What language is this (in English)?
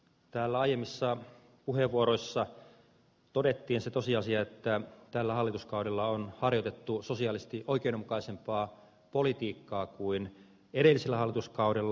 Finnish